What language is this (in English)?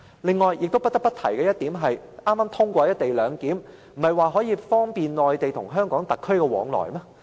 Cantonese